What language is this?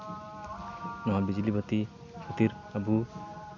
Santali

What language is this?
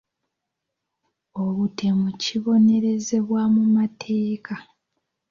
Ganda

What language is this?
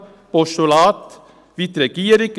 Swiss German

